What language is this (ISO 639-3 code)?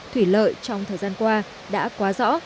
vie